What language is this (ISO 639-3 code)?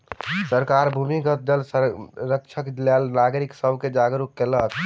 mai